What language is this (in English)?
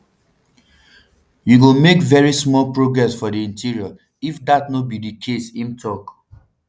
Nigerian Pidgin